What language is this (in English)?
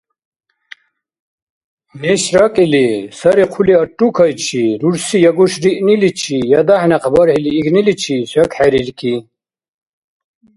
Dargwa